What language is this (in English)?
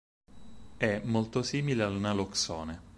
Italian